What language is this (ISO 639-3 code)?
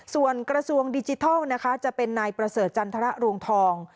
tha